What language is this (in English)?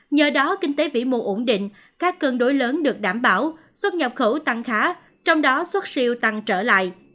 Vietnamese